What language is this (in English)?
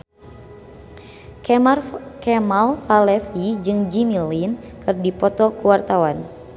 Sundanese